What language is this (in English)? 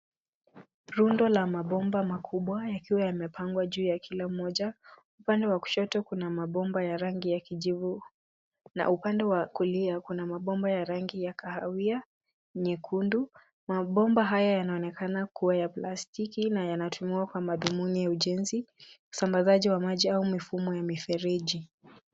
Swahili